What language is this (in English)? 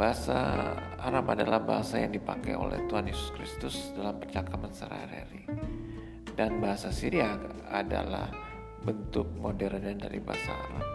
Malay